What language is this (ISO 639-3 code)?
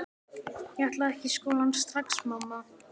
isl